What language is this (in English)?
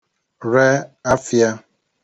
Igbo